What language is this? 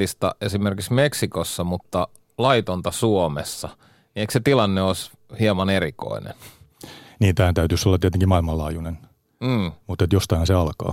Finnish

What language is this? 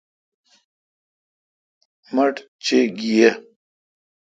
Kalkoti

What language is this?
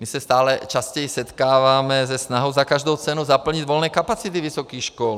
Czech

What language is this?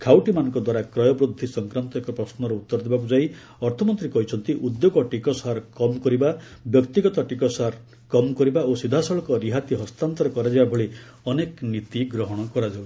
Odia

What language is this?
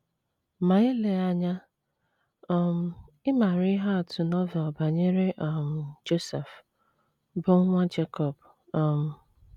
Igbo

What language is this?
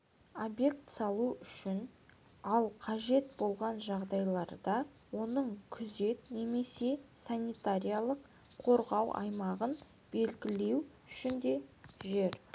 Kazakh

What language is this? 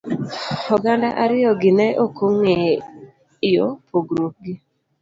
Luo (Kenya and Tanzania)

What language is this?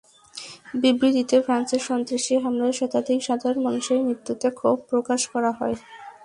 Bangla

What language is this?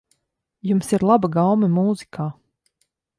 Latvian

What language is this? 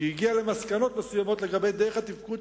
Hebrew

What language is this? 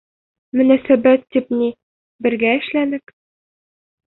Bashkir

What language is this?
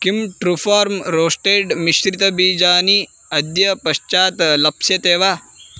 Sanskrit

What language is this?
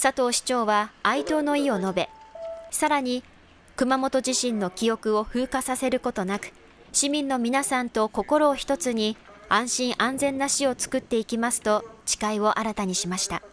Japanese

